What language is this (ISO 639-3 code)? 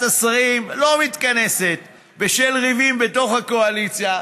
heb